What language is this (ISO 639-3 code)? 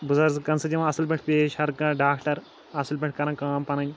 kas